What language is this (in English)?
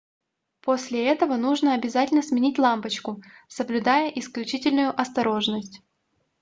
Russian